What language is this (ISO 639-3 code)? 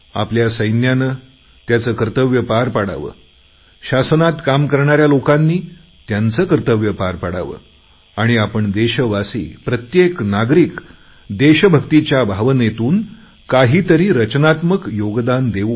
mar